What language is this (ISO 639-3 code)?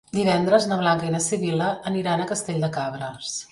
cat